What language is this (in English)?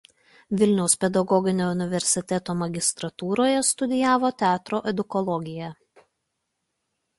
Lithuanian